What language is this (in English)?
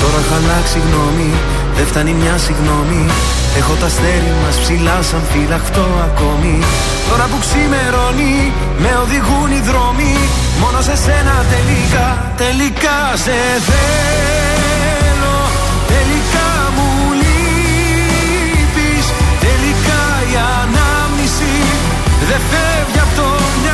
Greek